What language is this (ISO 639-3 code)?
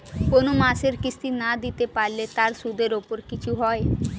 ben